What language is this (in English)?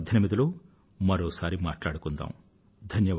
Telugu